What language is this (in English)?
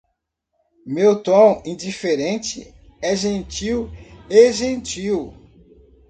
Portuguese